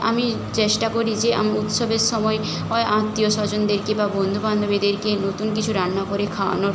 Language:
Bangla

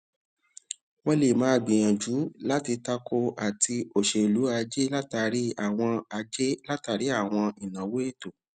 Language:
Yoruba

